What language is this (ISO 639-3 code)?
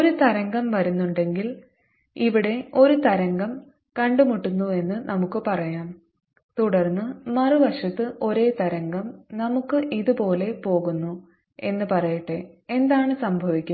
mal